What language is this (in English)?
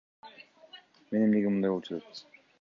Kyrgyz